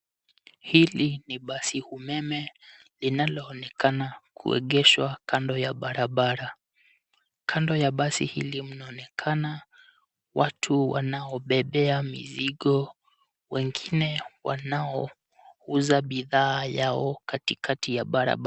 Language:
Swahili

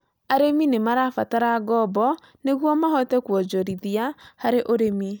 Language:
Kikuyu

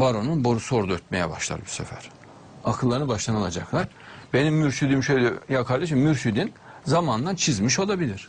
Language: Turkish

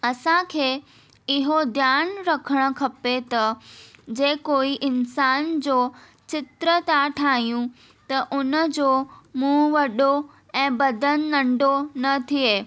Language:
Sindhi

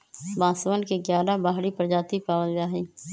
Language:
Magahi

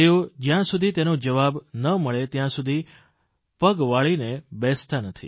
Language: Gujarati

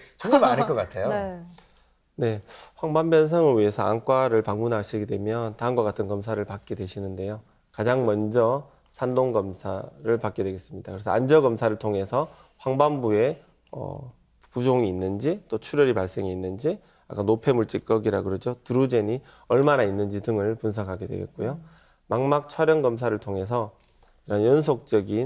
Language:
Korean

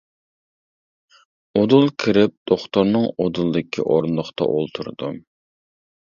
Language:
Uyghur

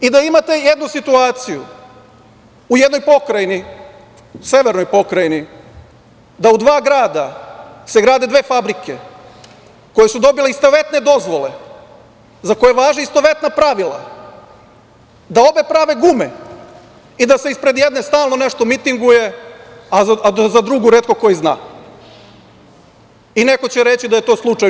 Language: Serbian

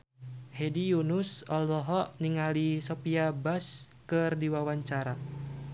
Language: Sundanese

